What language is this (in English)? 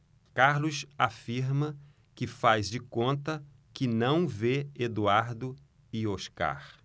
Portuguese